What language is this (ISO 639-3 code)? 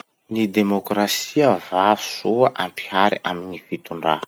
msh